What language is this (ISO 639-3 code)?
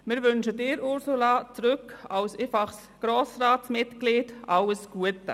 gsw